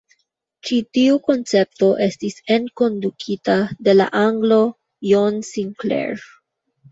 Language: Esperanto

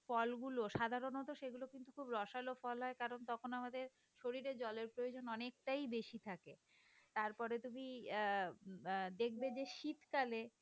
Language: Bangla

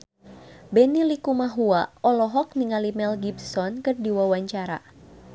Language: Sundanese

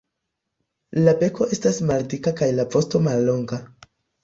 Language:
Esperanto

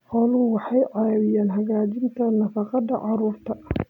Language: Somali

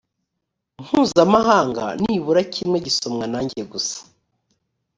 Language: Kinyarwanda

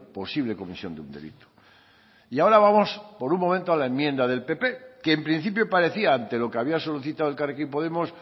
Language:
Spanish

